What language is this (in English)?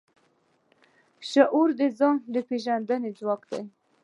Pashto